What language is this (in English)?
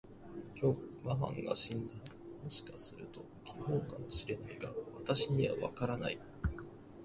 Japanese